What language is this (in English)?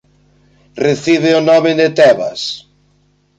Galician